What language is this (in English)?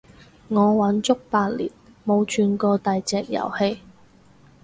Cantonese